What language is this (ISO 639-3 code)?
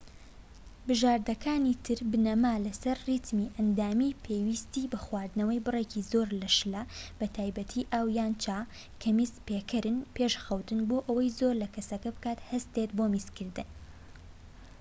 ckb